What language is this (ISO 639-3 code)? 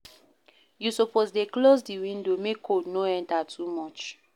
pcm